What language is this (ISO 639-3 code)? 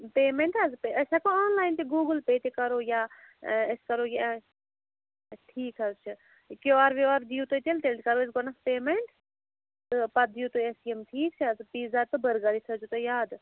kas